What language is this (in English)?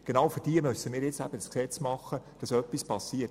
Swiss German